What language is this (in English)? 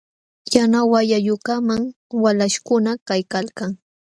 Jauja Wanca Quechua